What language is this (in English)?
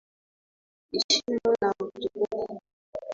Swahili